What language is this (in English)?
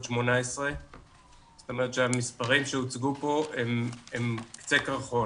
Hebrew